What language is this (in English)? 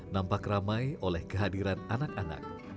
Indonesian